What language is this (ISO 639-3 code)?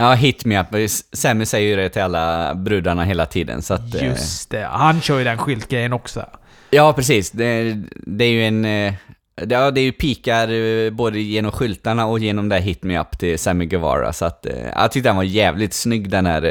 swe